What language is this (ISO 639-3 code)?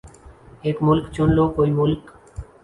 urd